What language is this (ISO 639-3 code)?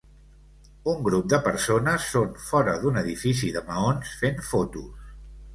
cat